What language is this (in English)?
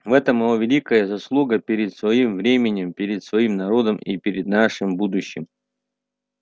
Russian